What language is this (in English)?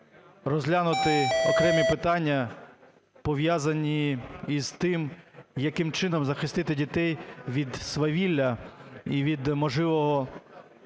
Ukrainian